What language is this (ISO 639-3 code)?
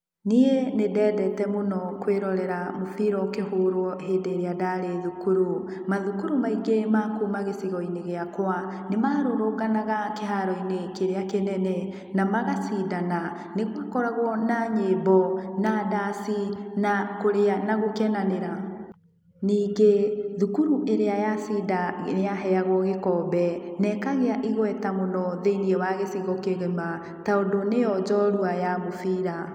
kik